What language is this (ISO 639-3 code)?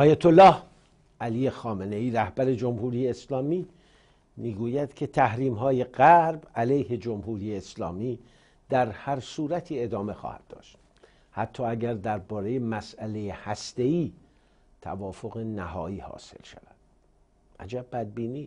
fas